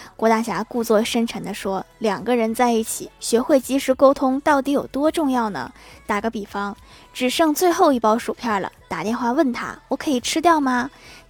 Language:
Chinese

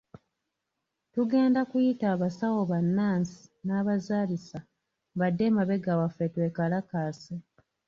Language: Ganda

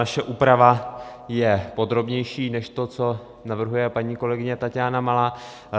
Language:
Czech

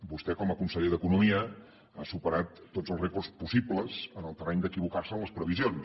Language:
Catalan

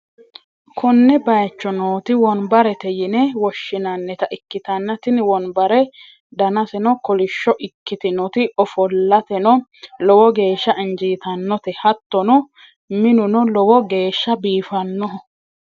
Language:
Sidamo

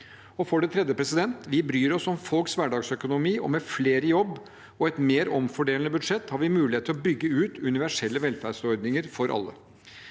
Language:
Norwegian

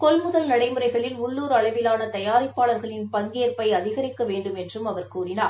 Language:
Tamil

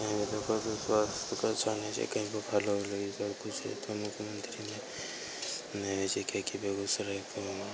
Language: Maithili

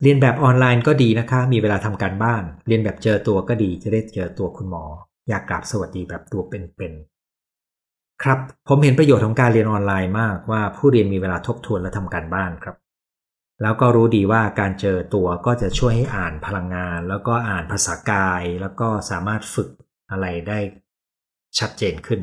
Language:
Thai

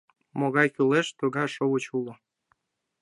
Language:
Mari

